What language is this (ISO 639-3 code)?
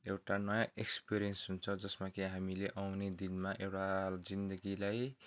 nep